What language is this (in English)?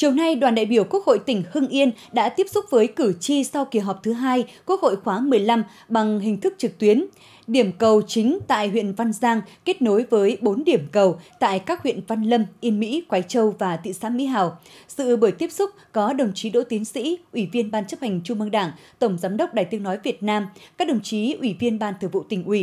Vietnamese